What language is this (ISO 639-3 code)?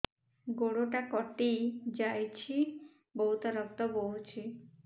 ori